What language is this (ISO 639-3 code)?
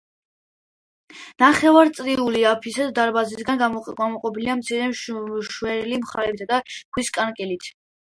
kat